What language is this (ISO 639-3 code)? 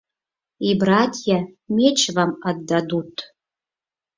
chm